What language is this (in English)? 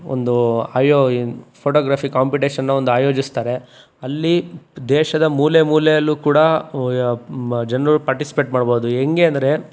Kannada